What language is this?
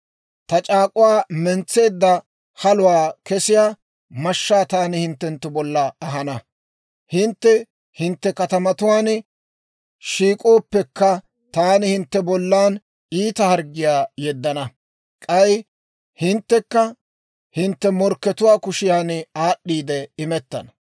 Dawro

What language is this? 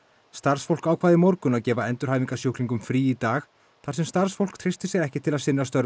Icelandic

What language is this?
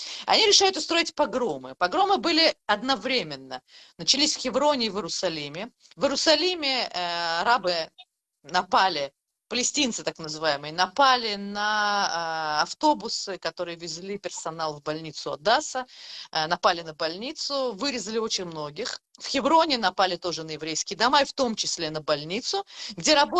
Russian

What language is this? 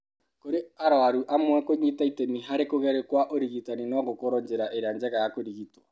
Kikuyu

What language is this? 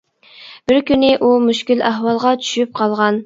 Uyghur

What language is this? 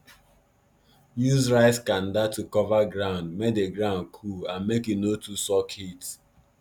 Nigerian Pidgin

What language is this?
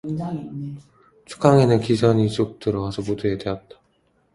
Korean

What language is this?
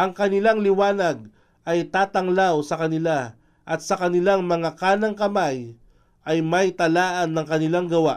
Filipino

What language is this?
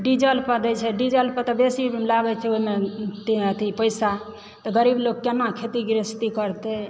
Maithili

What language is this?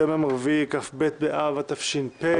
Hebrew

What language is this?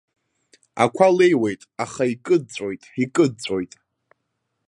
Abkhazian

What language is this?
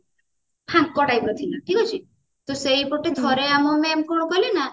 Odia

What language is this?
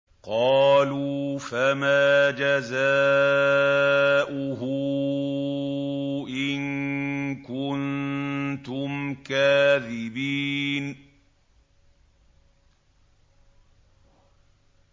Arabic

